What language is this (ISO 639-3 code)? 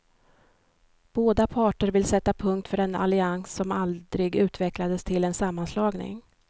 swe